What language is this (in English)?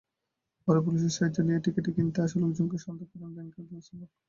Bangla